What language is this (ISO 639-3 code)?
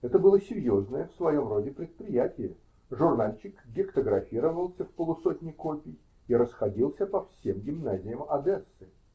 rus